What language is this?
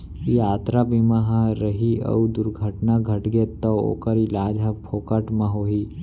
Chhattisgarhi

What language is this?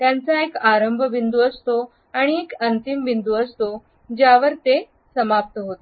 Marathi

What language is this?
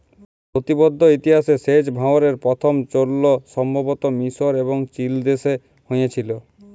Bangla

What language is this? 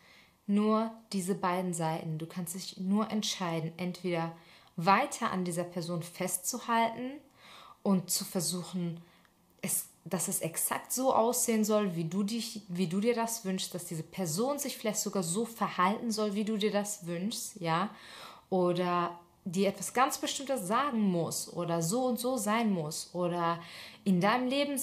German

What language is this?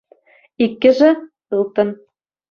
Chuvash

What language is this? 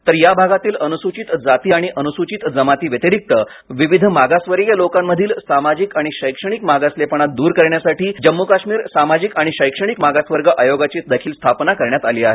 Marathi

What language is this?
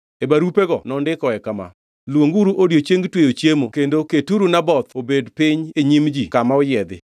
Luo (Kenya and Tanzania)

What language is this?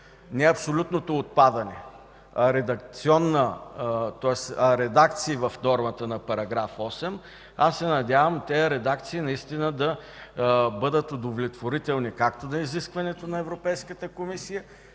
Bulgarian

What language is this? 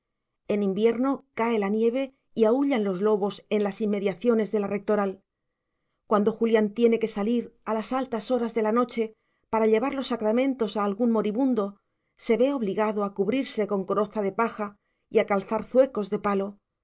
Spanish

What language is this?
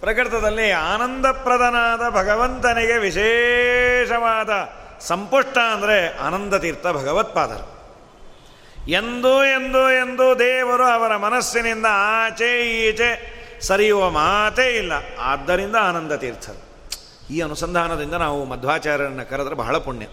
Kannada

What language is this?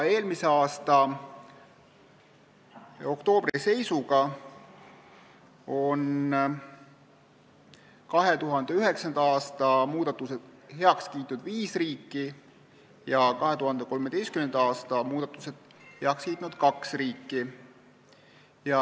Estonian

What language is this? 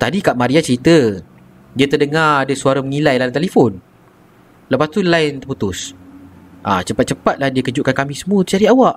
Malay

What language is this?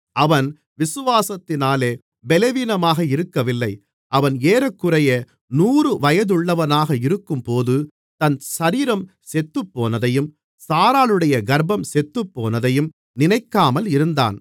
Tamil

